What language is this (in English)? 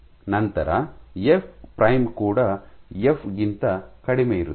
Kannada